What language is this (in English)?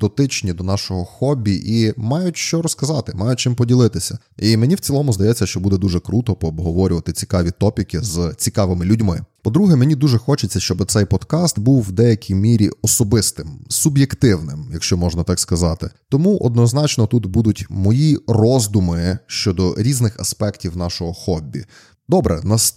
Ukrainian